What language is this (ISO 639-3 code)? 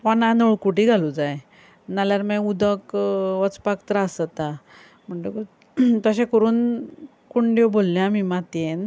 kok